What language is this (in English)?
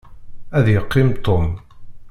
Kabyle